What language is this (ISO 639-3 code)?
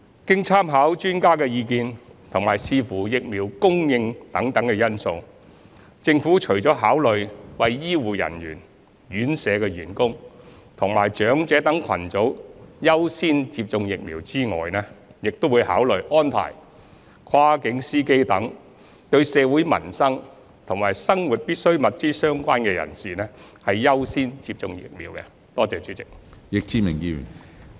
yue